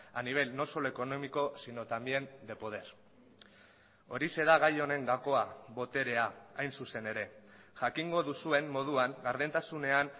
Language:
Basque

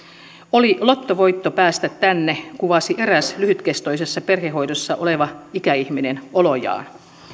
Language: Finnish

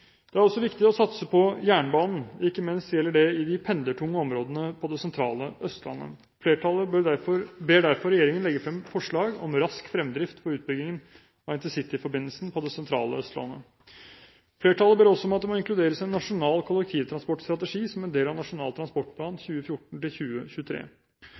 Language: Norwegian Bokmål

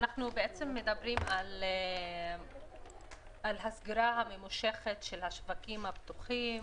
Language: Hebrew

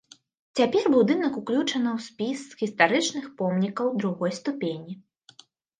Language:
Belarusian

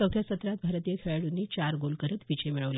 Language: Marathi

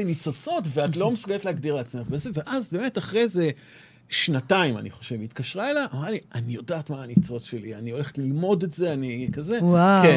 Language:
Hebrew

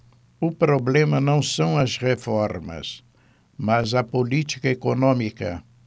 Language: Portuguese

